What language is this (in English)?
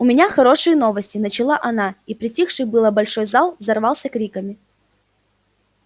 Russian